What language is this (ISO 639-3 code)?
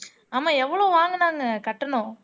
tam